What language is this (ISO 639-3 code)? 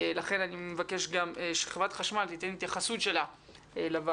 heb